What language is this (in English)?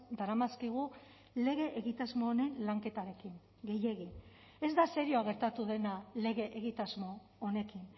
Basque